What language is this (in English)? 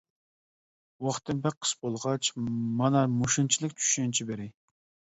Uyghur